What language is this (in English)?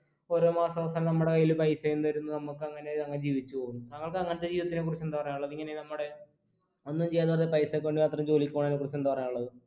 Malayalam